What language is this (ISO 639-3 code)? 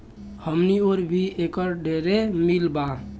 bho